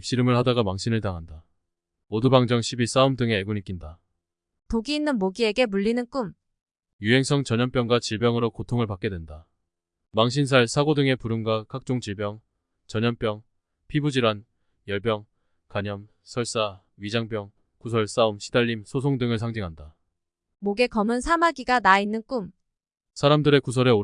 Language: Korean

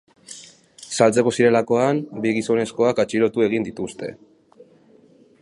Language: Basque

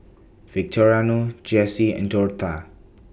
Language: English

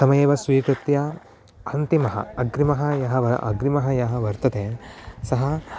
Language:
Sanskrit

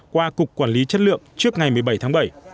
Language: Vietnamese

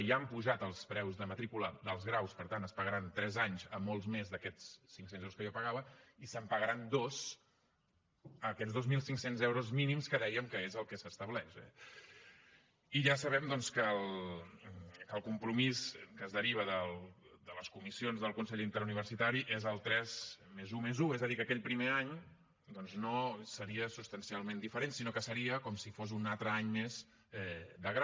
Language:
Catalan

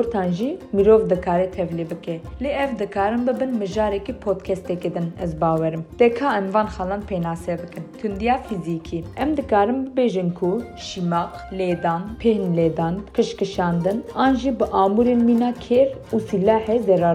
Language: Turkish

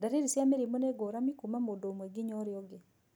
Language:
Kikuyu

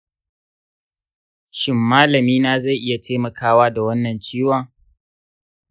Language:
Hausa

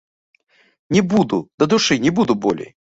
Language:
Belarusian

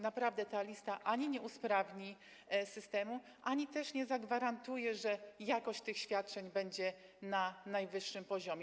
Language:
Polish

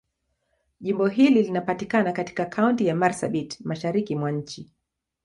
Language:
Swahili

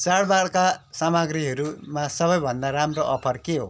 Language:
Nepali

